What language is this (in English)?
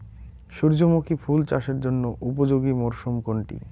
Bangla